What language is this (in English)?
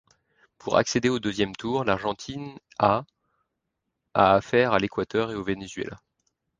French